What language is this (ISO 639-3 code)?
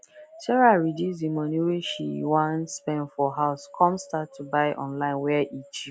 pcm